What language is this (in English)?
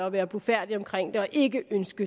Danish